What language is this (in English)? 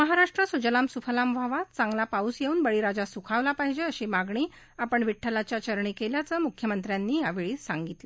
Marathi